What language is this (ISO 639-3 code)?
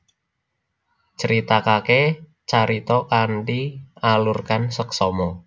jav